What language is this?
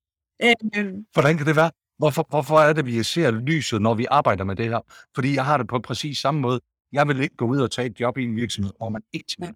Danish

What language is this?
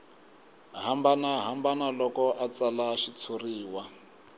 Tsonga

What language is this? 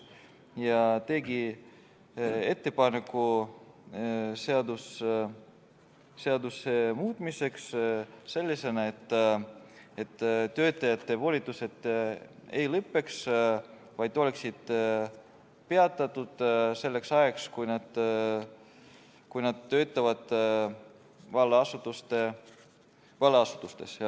Estonian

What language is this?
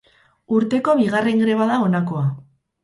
Basque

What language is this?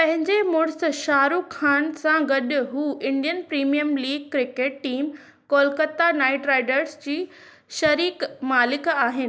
Sindhi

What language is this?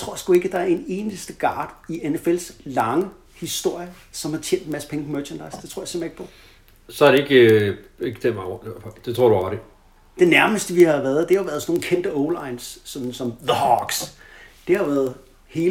Danish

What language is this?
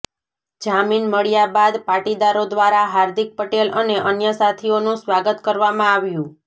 Gujarati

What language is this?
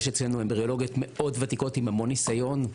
Hebrew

